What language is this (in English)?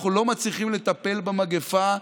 Hebrew